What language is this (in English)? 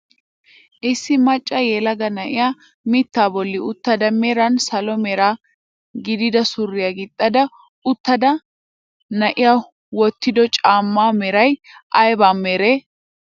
Wolaytta